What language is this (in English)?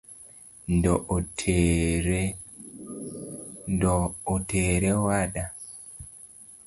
Luo (Kenya and Tanzania)